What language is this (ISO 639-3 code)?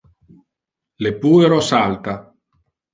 ina